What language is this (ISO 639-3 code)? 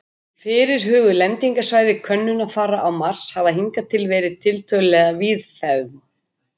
isl